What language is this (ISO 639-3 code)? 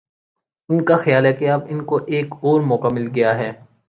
urd